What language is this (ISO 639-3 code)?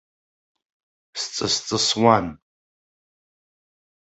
abk